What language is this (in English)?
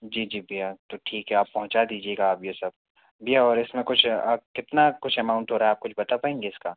Hindi